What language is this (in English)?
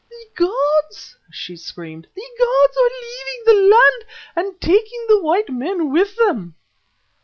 English